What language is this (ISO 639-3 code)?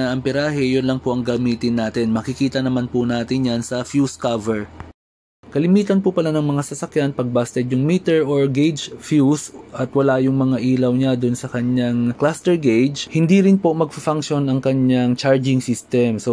fil